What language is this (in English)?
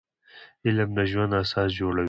Pashto